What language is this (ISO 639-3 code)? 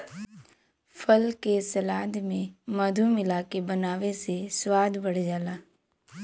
bho